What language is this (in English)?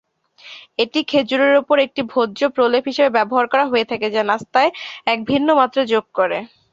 Bangla